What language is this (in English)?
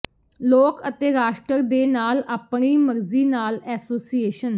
Punjabi